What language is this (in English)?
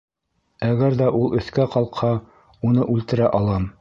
Bashkir